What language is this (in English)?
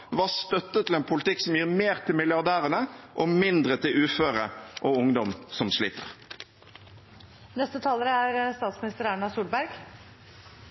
Norwegian Bokmål